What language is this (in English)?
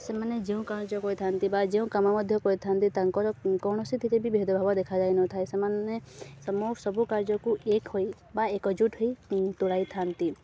Odia